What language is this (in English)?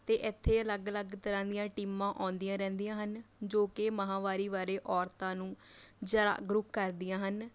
Punjabi